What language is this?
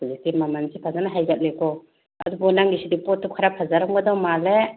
Manipuri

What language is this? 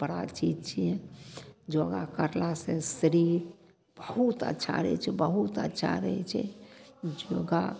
Maithili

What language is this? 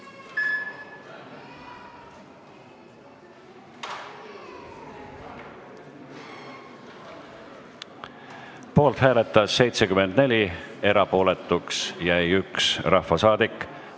Estonian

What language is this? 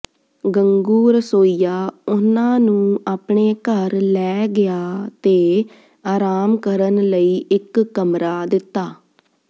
Punjabi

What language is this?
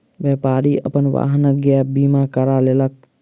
Maithili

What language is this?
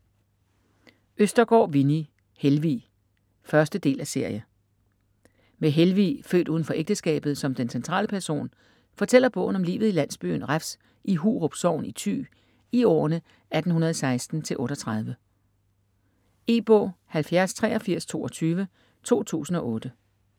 Danish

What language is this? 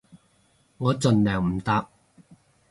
Cantonese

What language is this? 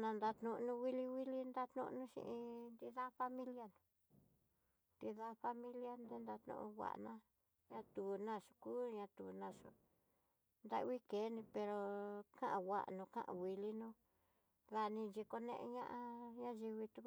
Tidaá Mixtec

